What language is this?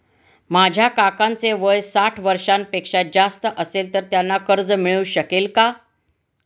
Marathi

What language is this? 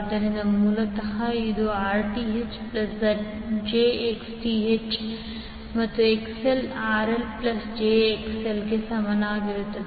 Kannada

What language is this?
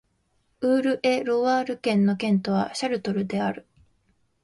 Japanese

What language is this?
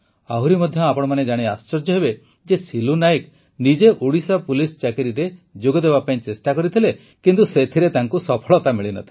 Odia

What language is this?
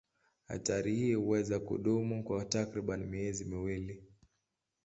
Swahili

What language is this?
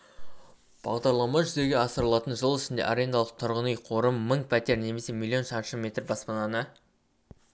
Kazakh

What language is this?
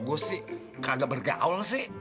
Indonesian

